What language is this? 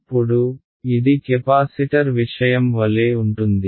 Telugu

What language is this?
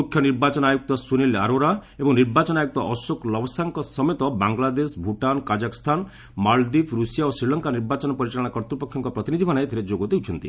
Odia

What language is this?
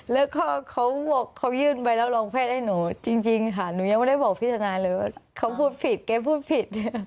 Thai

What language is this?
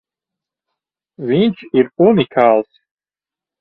Latvian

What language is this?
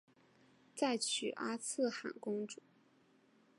Chinese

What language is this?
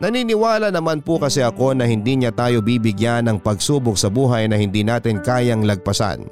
Filipino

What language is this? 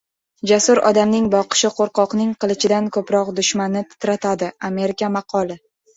Uzbek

